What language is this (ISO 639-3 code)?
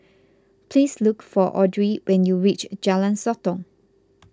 eng